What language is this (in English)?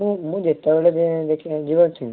Odia